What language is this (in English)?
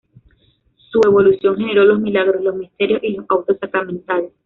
Spanish